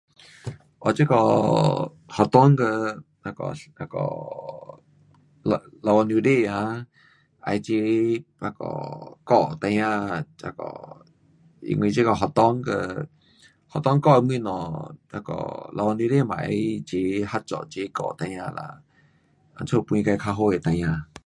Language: Pu-Xian Chinese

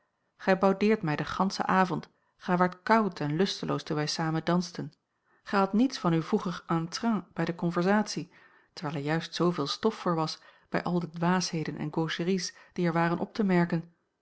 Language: Dutch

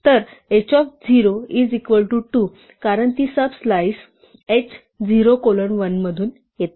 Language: Marathi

